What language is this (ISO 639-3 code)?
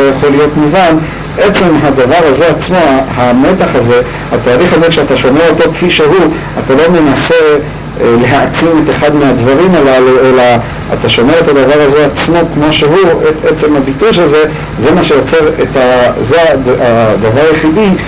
heb